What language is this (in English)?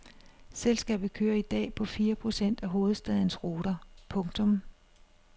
Danish